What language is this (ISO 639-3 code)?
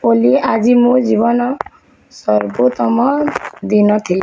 ori